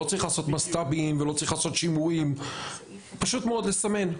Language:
Hebrew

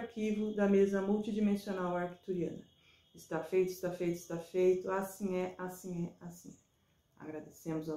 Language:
Portuguese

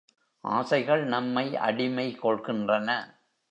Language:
Tamil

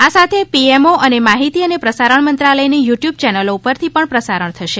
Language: Gujarati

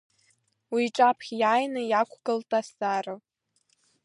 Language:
Abkhazian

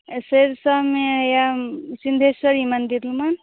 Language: Maithili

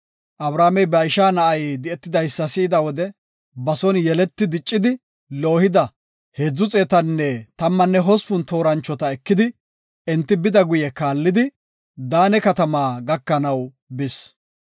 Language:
Gofa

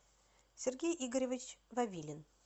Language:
Russian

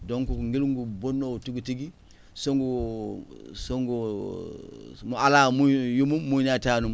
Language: Fula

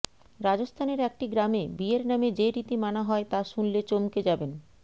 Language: Bangla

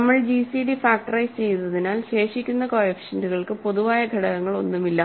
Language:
Malayalam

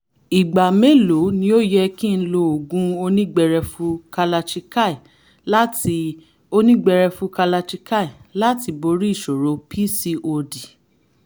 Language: Yoruba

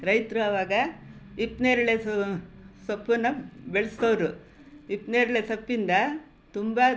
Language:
Kannada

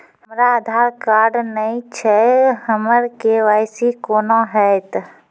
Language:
Maithili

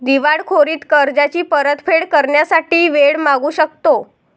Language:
Marathi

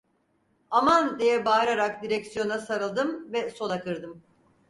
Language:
Turkish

